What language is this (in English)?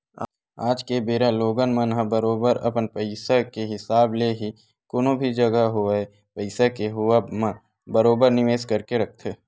Chhattisgarhi